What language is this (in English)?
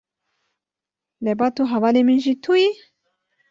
Kurdish